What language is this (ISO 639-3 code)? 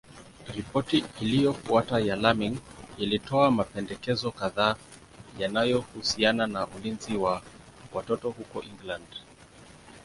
swa